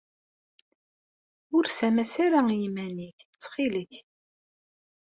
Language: Kabyle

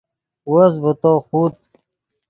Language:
Yidgha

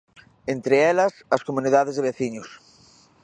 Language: Galician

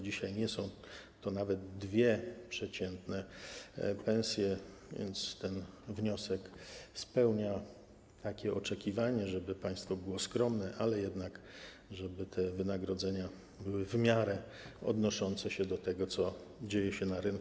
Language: Polish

